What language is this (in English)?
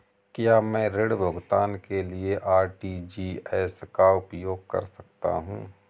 Hindi